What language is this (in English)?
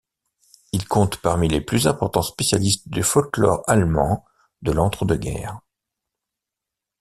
French